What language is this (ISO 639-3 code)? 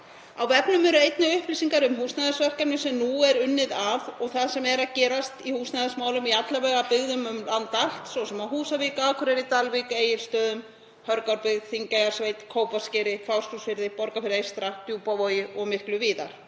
isl